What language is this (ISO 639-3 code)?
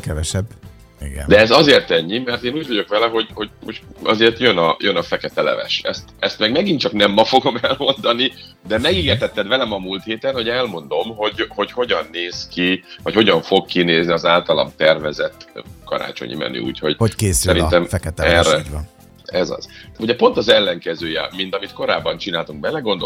hun